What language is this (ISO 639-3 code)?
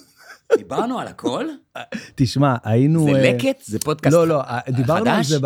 heb